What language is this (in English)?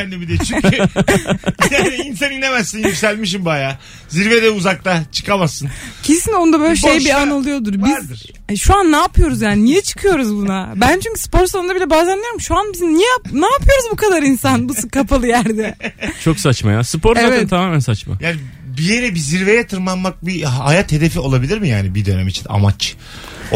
Turkish